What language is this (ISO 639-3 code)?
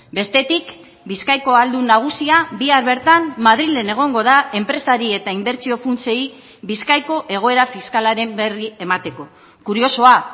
eus